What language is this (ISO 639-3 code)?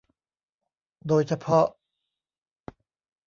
tha